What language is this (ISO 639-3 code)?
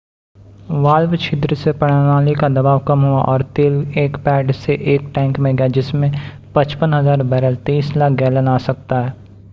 hin